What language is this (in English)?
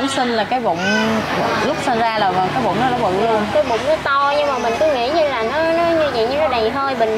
Vietnamese